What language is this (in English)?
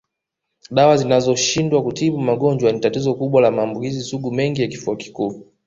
Swahili